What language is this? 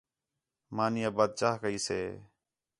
Khetrani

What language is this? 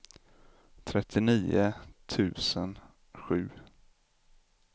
Swedish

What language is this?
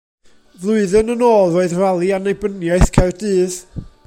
Welsh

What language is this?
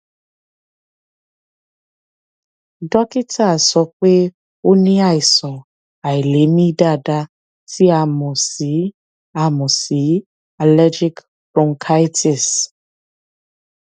Yoruba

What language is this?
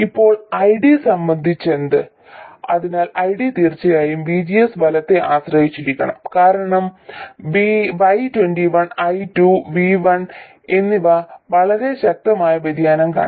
Malayalam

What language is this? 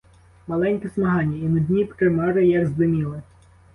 Ukrainian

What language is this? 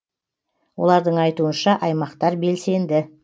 Kazakh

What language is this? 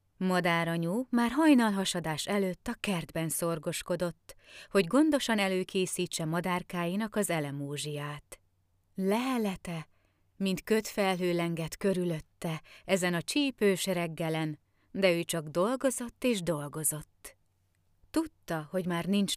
Hungarian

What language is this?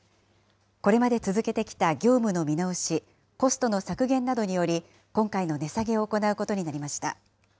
Japanese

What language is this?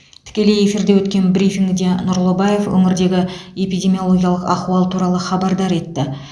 Kazakh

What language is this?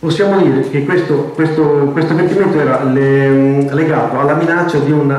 Italian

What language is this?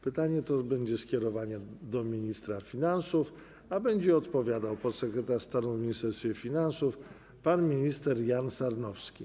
Polish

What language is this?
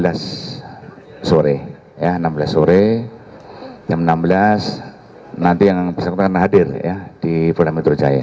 Indonesian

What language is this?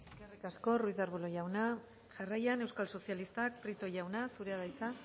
Basque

